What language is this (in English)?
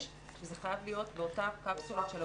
Hebrew